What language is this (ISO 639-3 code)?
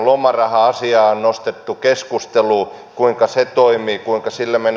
fin